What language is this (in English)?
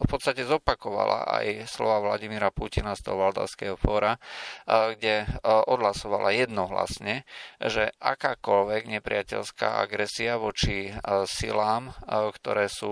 Slovak